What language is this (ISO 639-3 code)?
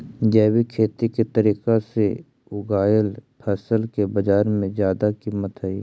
mag